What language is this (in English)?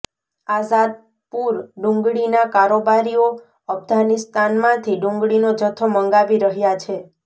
Gujarati